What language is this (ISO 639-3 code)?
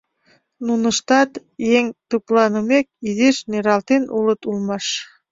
chm